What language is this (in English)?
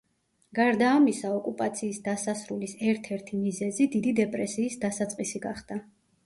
Georgian